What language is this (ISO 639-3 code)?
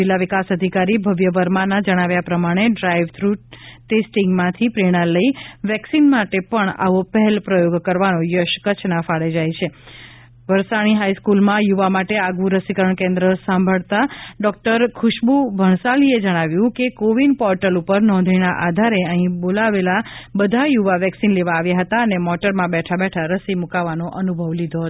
guj